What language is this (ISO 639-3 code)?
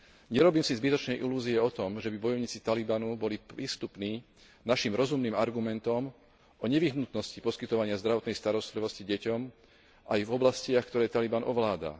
slk